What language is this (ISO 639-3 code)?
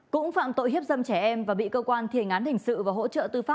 vie